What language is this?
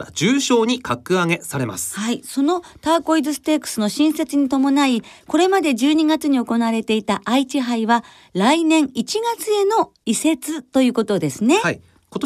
Japanese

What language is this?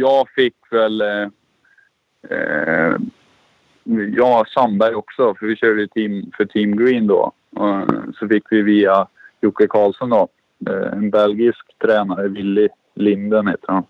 Swedish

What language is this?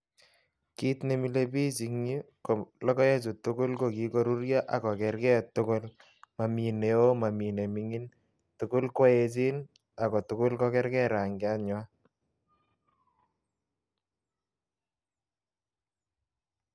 Kalenjin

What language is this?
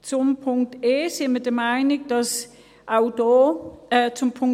Swiss German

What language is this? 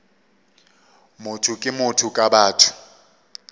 Northern Sotho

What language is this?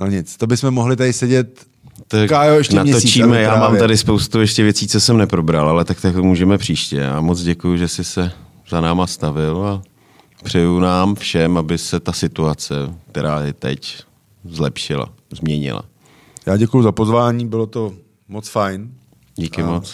Czech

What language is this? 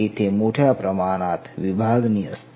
Marathi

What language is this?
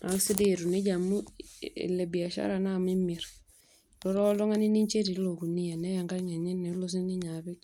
Masai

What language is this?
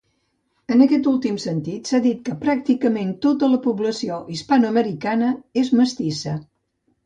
Catalan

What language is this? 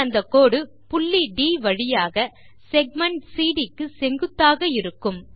Tamil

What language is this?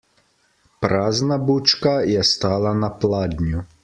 Slovenian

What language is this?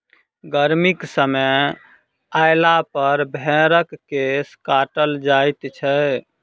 Maithili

